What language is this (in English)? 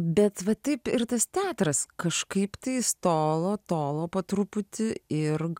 Lithuanian